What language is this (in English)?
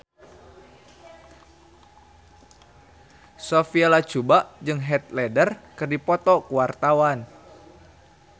Sundanese